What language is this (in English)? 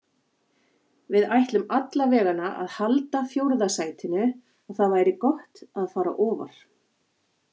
Icelandic